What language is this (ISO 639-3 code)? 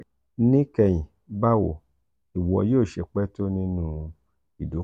yor